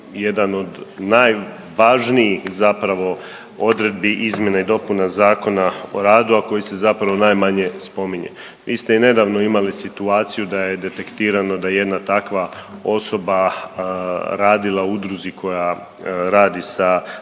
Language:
Croatian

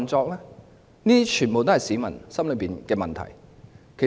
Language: Cantonese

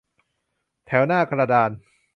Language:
Thai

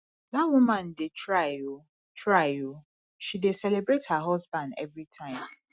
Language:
Nigerian Pidgin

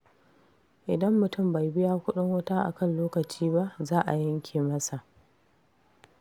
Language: Hausa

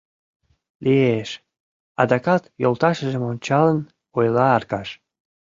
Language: Mari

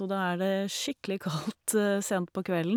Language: Norwegian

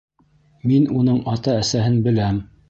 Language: Bashkir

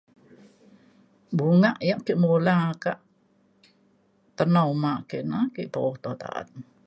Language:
Mainstream Kenyah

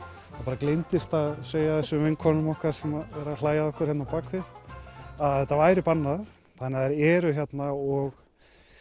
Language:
Icelandic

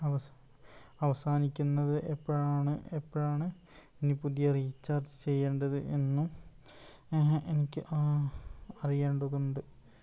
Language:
Malayalam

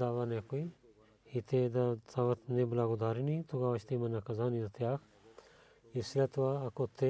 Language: Bulgarian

